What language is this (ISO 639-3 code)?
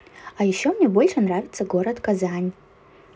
rus